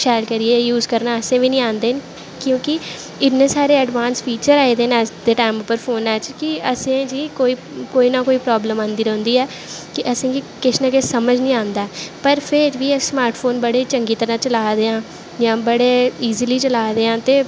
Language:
Dogri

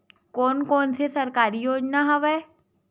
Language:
Chhattisgarhi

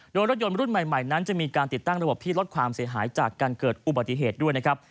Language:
Thai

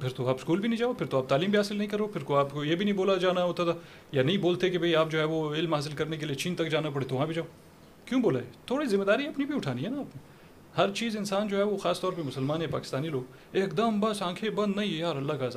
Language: Urdu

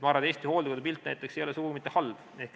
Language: Estonian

